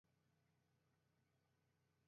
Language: Japanese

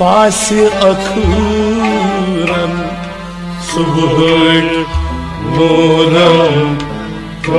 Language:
Kashmiri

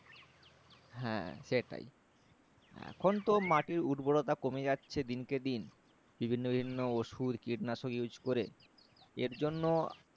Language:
Bangla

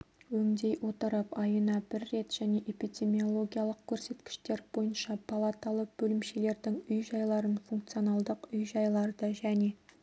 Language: Kazakh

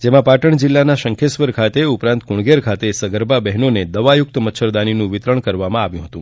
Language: Gujarati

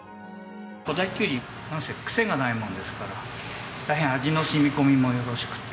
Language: Japanese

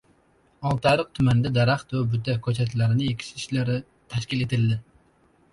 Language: Uzbek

